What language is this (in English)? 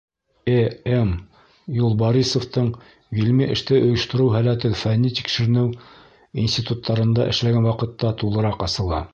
Bashkir